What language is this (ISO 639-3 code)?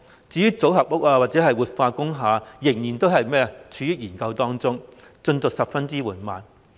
yue